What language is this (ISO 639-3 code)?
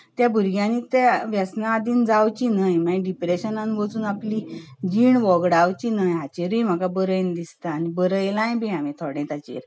kok